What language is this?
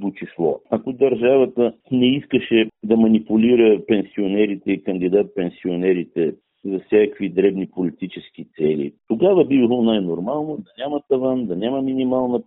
Bulgarian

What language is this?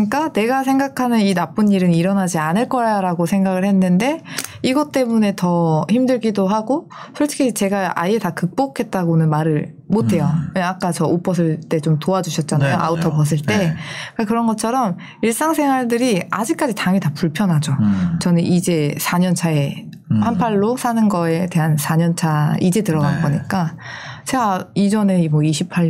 Korean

